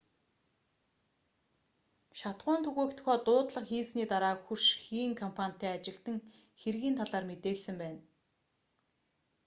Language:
Mongolian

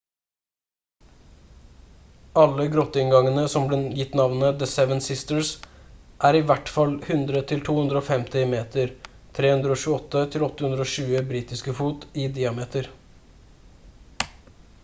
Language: Norwegian Bokmål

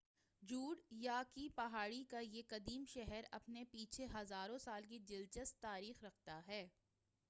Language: Urdu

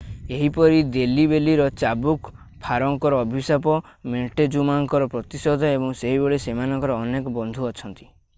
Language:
Odia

